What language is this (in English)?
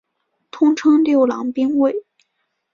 Chinese